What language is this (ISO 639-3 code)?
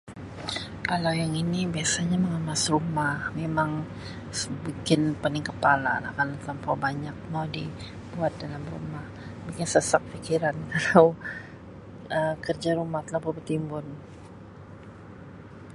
msi